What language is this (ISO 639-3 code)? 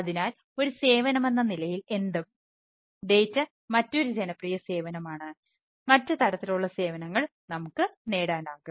mal